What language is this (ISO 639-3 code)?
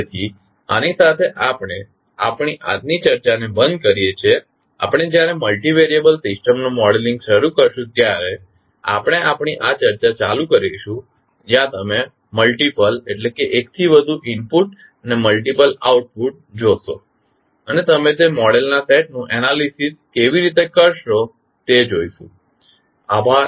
guj